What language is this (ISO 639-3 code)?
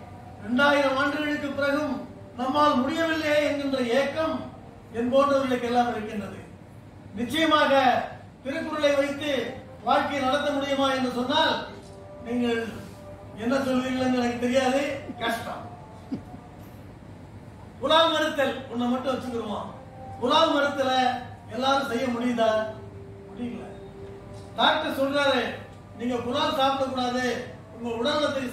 tam